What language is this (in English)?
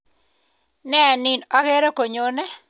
Kalenjin